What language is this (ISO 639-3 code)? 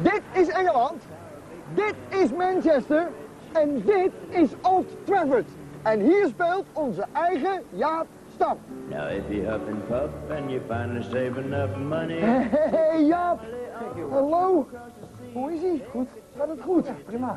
nld